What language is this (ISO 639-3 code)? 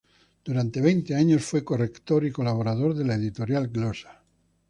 spa